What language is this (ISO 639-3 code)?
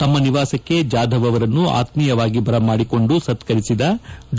kan